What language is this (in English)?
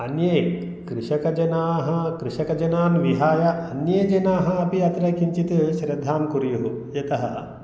Sanskrit